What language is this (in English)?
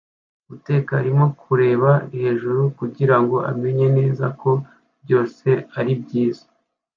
Kinyarwanda